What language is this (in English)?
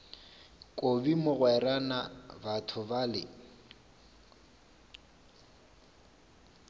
Northern Sotho